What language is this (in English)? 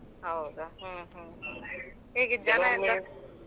Kannada